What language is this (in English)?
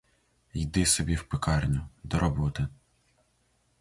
Ukrainian